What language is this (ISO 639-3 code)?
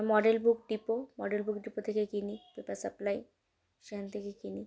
ben